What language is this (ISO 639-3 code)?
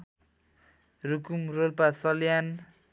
nep